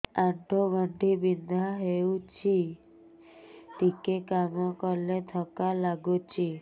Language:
Odia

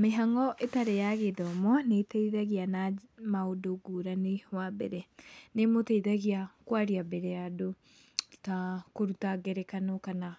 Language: Kikuyu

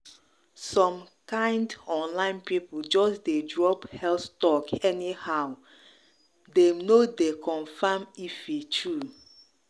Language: Nigerian Pidgin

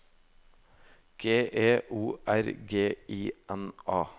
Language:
Norwegian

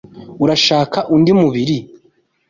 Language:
Kinyarwanda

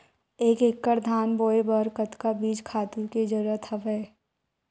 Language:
Chhattisgarhi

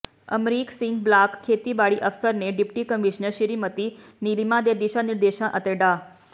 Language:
Punjabi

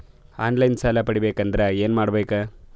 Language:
Kannada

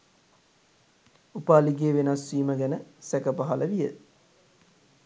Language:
Sinhala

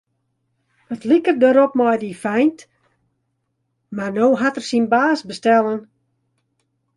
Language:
Western Frisian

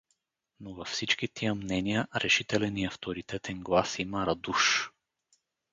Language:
Bulgarian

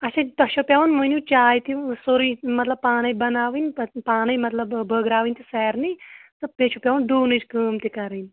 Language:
Kashmiri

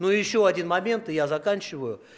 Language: Russian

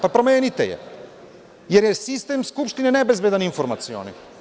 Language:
Serbian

